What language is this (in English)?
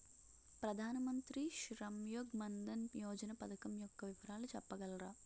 Telugu